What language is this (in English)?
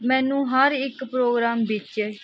Punjabi